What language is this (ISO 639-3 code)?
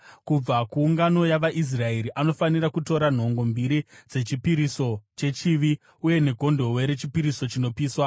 sna